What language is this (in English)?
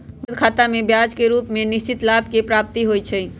Magahi